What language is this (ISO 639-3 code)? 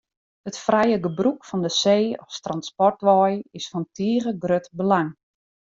fry